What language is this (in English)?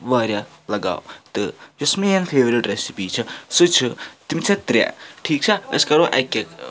Kashmiri